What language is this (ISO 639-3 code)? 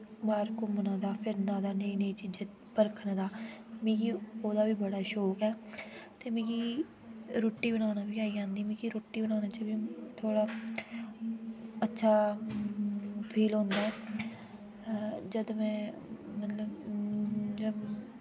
doi